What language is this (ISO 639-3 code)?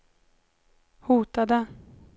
swe